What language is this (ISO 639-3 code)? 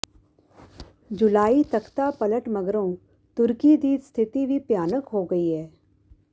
pan